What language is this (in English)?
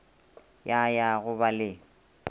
Northern Sotho